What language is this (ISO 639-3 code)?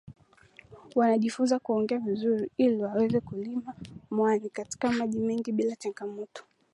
swa